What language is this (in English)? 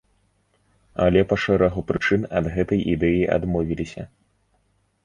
Belarusian